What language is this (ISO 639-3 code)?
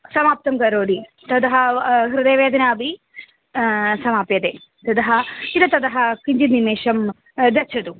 san